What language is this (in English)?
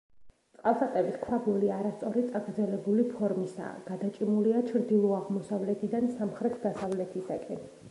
Georgian